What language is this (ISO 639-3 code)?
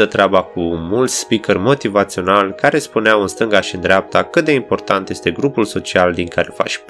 ron